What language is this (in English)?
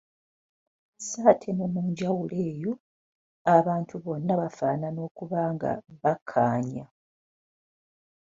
Ganda